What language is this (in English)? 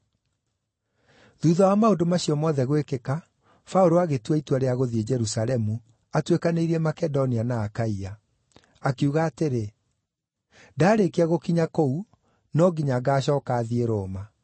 Kikuyu